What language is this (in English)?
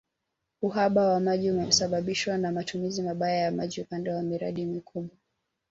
Swahili